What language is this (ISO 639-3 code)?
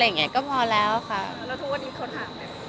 tha